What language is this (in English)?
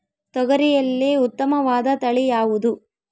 Kannada